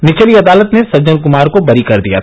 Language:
Hindi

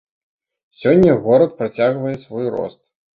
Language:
Belarusian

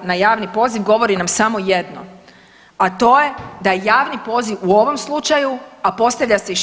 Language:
Croatian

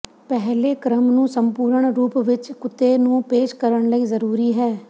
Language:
Punjabi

